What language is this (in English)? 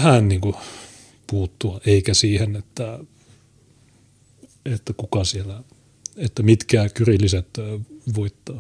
Finnish